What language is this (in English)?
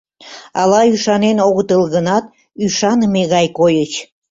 Mari